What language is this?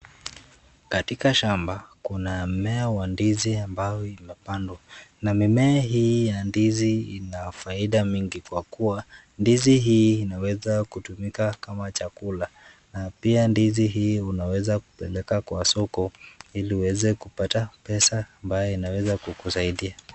Swahili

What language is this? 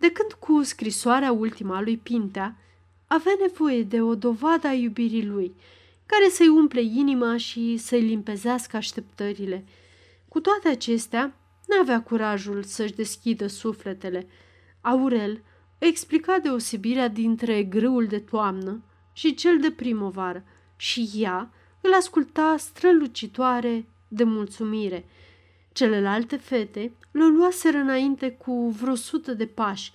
Romanian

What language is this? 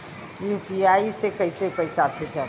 Bhojpuri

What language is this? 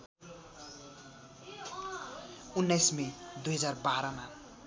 Nepali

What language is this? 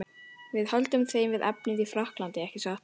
Icelandic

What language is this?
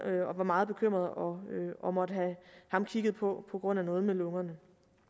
Danish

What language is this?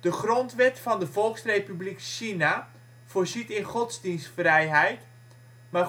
Dutch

